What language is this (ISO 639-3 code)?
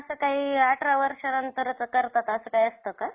mar